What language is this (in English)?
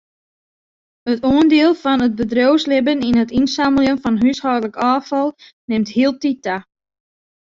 Western Frisian